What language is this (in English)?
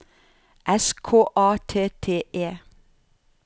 Norwegian